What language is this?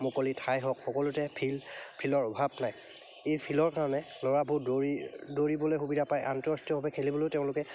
Assamese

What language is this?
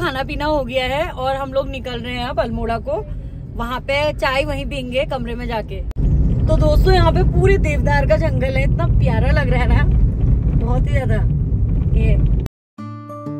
Hindi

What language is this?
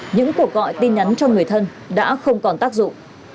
Vietnamese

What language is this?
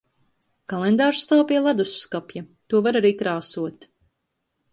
Latvian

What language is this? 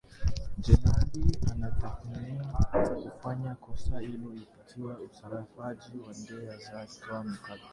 Swahili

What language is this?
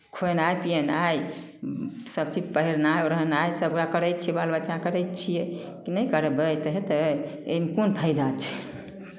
Maithili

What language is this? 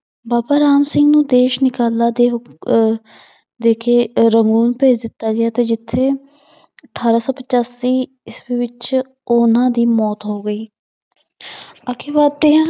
Punjabi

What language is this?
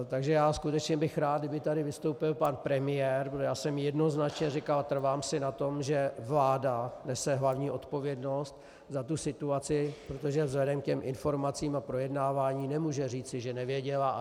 Czech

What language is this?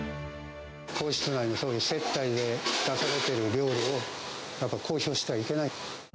Japanese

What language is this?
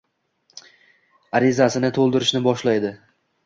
Uzbek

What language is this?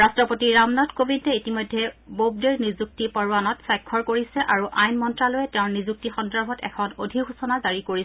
Assamese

